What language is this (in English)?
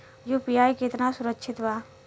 Bhojpuri